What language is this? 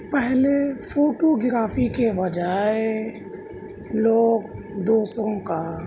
Urdu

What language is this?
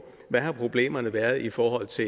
Danish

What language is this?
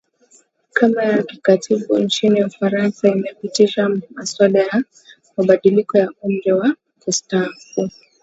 Swahili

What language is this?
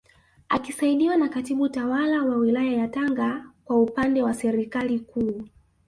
Swahili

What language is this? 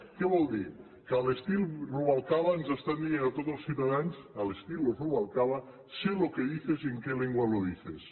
Catalan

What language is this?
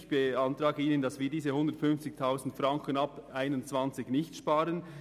Swiss German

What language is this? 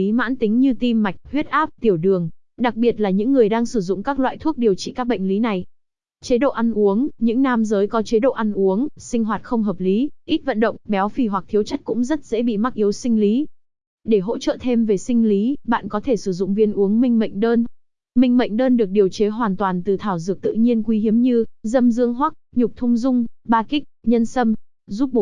Vietnamese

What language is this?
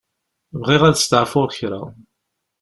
Kabyle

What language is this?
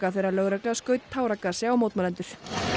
Icelandic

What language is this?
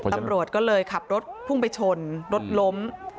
Thai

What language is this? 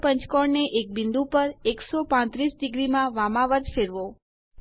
Gujarati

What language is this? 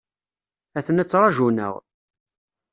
Kabyle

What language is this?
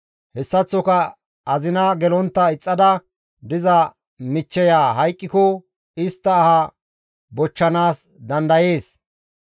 Gamo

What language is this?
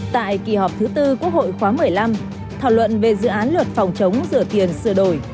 Vietnamese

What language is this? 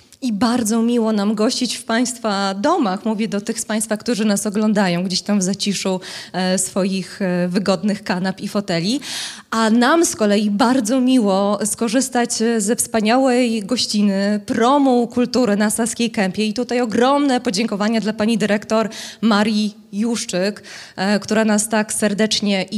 Polish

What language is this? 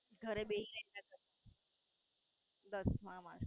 Gujarati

